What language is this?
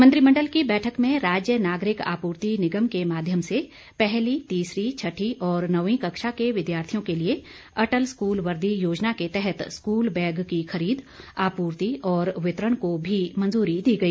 Hindi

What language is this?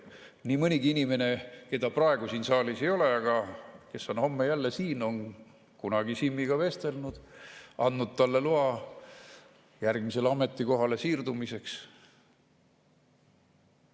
Estonian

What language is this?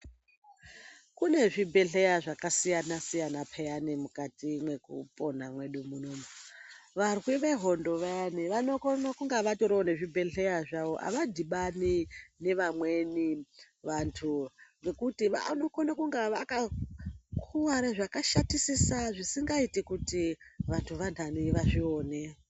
Ndau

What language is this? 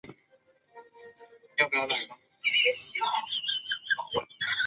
Chinese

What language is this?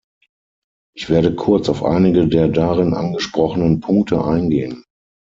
German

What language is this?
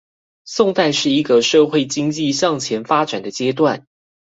Chinese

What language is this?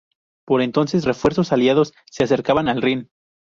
Spanish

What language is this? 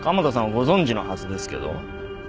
Japanese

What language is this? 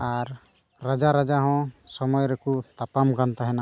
Santali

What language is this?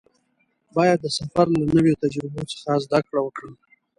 Pashto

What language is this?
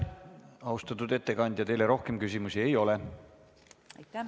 Estonian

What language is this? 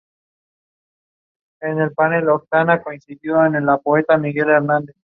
Spanish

